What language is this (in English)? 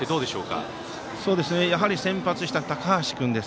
Japanese